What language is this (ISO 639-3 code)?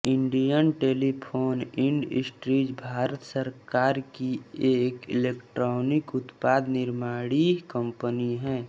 hin